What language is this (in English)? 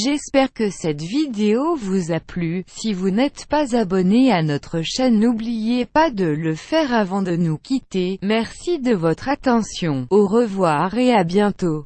French